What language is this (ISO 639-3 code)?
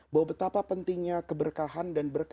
ind